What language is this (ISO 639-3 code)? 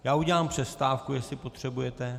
ces